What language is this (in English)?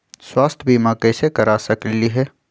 Magahi